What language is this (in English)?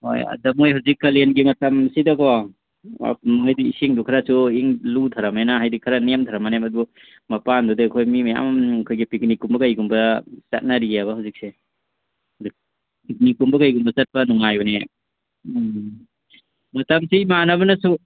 Manipuri